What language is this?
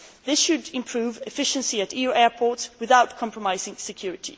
English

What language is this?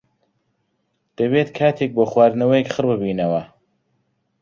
Central Kurdish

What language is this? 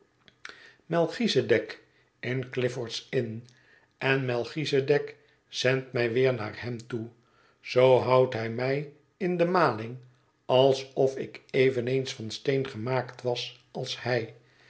Dutch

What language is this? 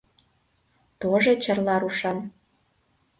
Mari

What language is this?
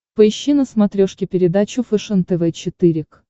Russian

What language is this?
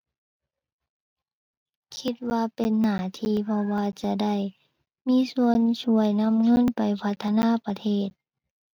Thai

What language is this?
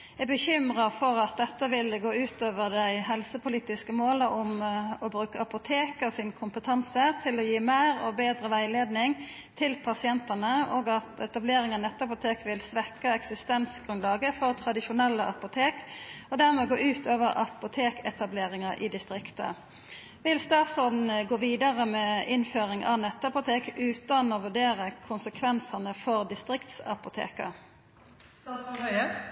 Norwegian Nynorsk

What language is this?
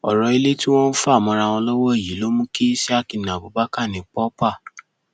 Yoruba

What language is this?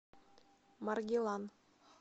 Russian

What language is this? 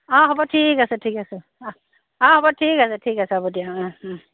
Assamese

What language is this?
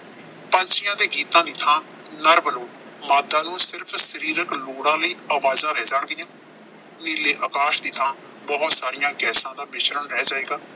Punjabi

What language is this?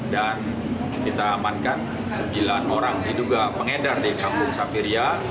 Indonesian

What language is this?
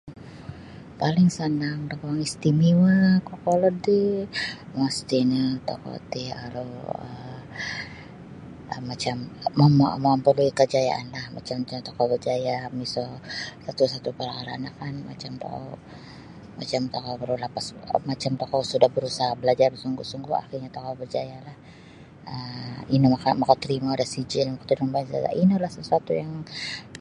Sabah Bisaya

